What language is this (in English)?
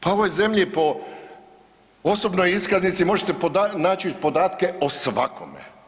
Croatian